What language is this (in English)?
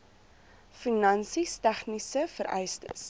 Afrikaans